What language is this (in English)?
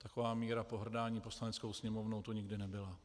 Czech